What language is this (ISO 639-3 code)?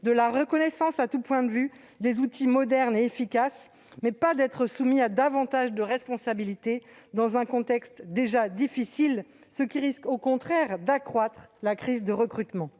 fra